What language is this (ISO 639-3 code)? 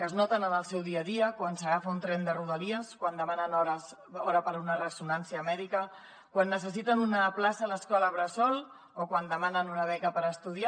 cat